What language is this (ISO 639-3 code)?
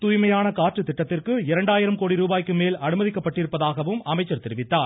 tam